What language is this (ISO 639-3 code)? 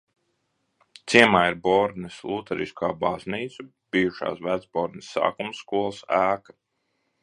lav